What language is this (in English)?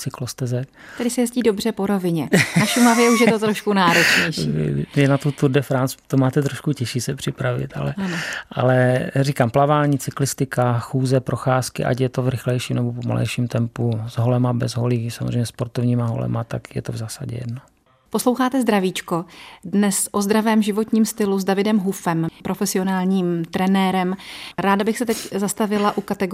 Czech